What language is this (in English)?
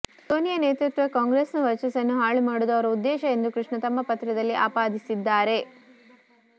Kannada